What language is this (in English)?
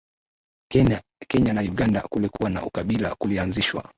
Swahili